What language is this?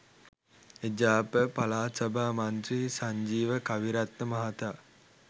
Sinhala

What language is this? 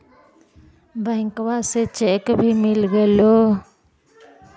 Magahi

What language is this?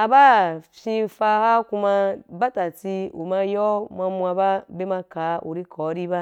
Wapan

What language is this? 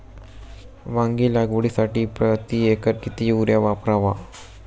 Marathi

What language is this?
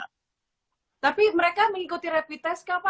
Indonesian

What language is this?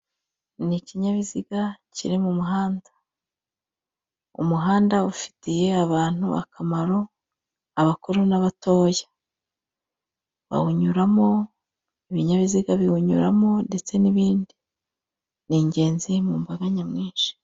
Kinyarwanda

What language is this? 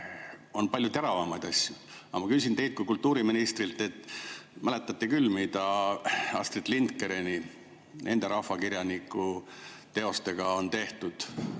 Estonian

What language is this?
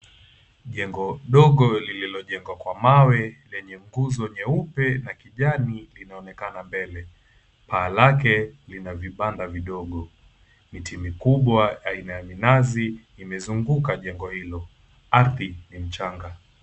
Swahili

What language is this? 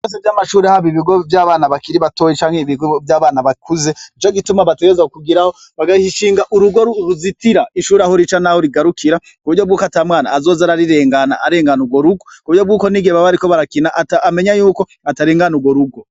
Rundi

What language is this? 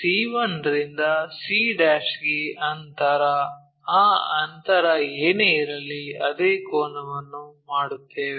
Kannada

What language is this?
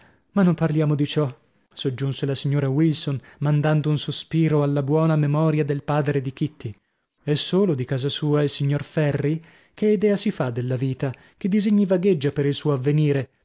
Italian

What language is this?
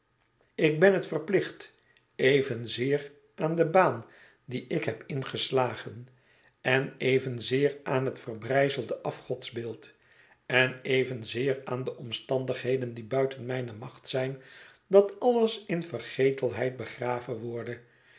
Dutch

